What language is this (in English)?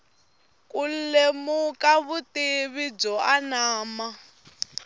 Tsonga